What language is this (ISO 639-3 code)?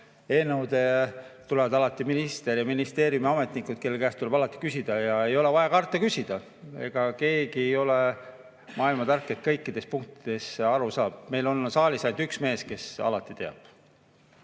est